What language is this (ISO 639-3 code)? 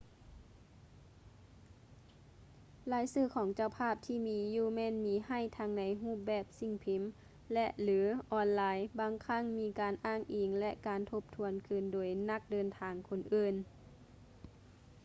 lao